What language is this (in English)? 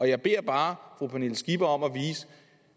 Danish